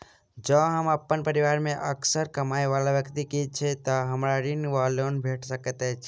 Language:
Maithili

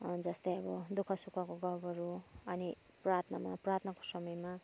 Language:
Nepali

